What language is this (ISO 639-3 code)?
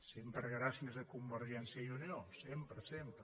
cat